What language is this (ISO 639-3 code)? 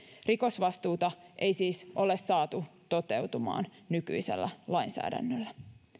fin